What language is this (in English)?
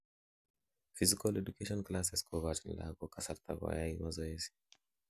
Kalenjin